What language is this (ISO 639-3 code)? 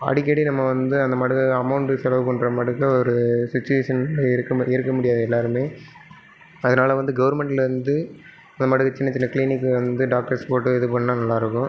tam